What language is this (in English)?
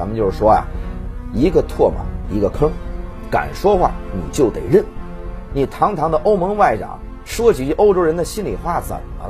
Chinese